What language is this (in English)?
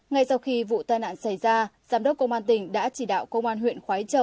Vietnamese